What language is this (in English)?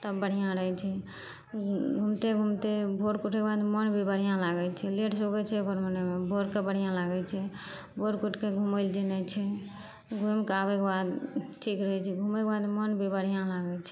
Maithili